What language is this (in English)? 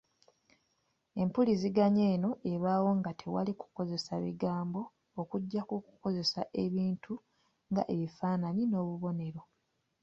Ganda